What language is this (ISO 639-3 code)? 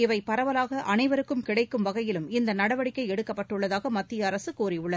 tam